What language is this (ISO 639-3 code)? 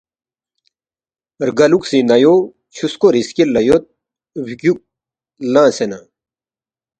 bft